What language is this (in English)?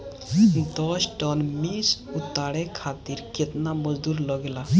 Bhojpuri